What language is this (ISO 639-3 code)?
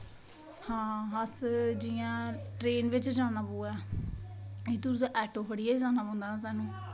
doi